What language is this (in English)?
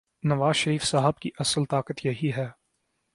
Urdu